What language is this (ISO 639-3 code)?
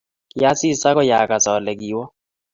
kln